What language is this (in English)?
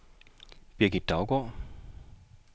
Danish